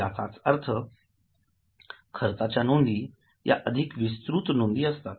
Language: Marathi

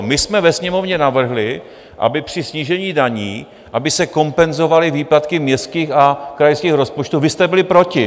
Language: Czech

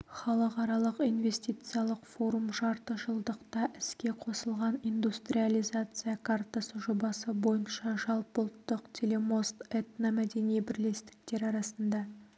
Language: Kazakh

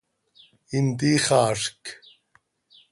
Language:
Seri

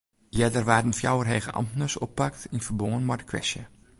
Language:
Western Frisian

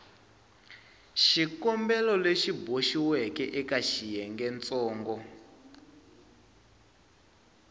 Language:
Tsonga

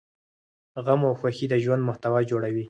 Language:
Pashto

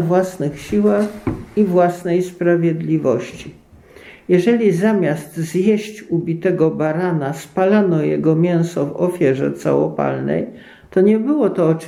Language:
Polish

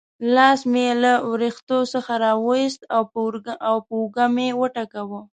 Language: Pashto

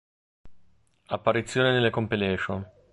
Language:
Italian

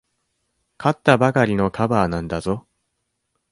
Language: Japanese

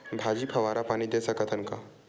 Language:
Chhattisgarhi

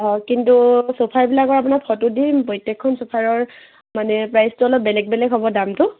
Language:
Assamese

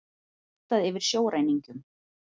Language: Icelandic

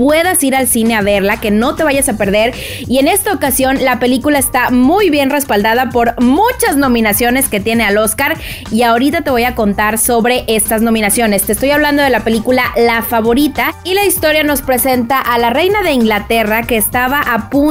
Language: Spanish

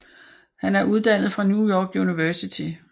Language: Danish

